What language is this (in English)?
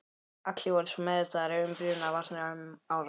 Icelandic